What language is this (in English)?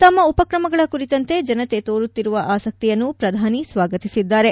Kannada